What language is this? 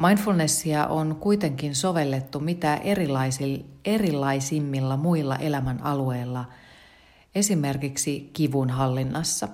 Finnish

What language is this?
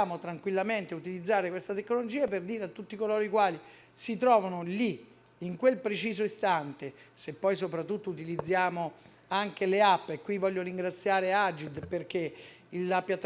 Italian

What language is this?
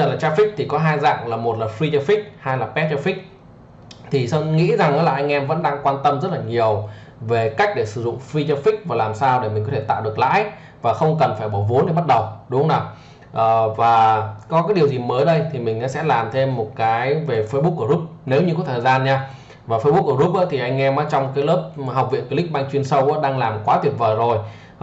Vietnamese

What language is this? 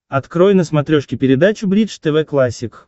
Russian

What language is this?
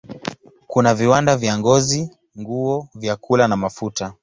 Swahili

